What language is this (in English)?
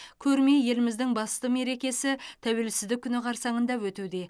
Kazakh